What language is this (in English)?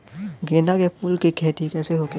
Bhojpuri